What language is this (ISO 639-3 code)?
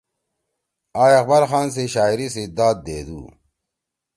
trw